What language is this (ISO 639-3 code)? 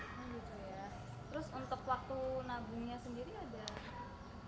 ind